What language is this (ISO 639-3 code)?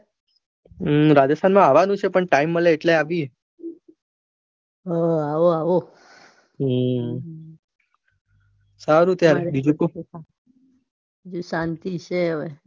guj